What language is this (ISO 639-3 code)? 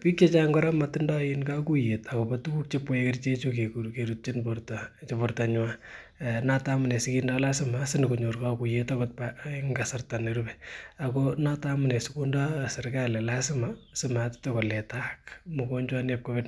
kln